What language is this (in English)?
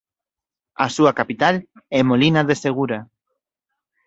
Galician